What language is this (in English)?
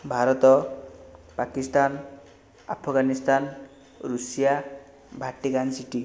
Odia